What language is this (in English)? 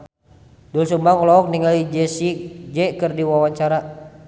Sundanese